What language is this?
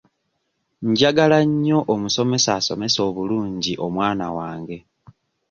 Ganda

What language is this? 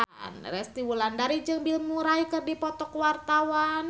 Sundanese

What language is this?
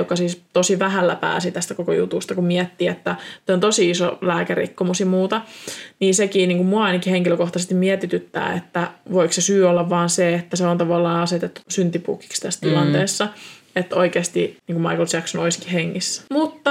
Finnish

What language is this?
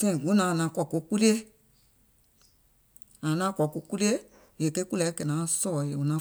Gola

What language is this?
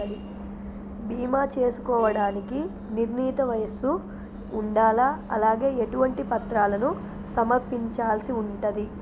Telugu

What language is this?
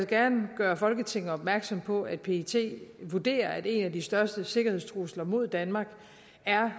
Danish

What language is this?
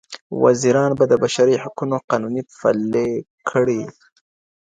Pashto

